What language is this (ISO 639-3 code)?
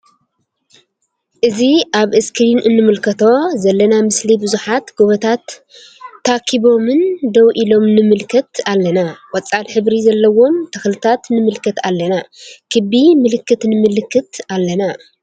tir